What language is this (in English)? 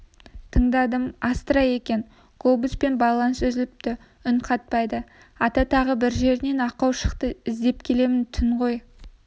Kazakh